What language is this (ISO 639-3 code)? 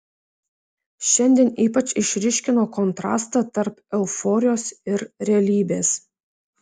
lit